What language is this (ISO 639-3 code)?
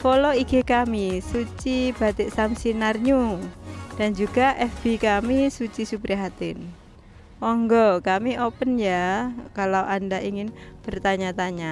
ind